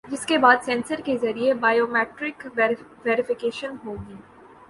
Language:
Urdu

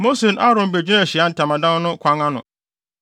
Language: Akan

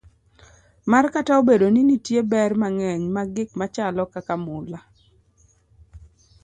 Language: Luo (Kenya and Tanzania)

